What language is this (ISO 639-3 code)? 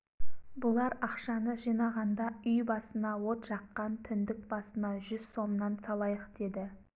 kaz